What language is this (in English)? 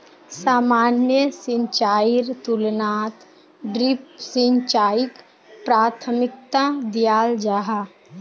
Magahi